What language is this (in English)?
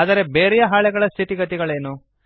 Kannada